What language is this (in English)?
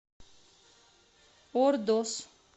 Russian